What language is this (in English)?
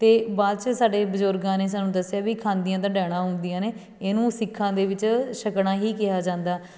Punjabi